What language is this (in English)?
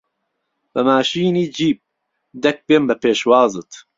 Central Kurdish